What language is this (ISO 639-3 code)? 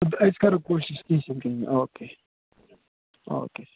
kas